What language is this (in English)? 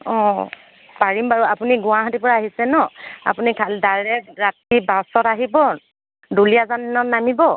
Assamese